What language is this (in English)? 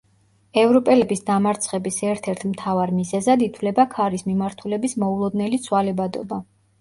Georgian